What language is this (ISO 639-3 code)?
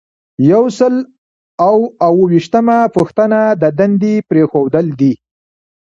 pus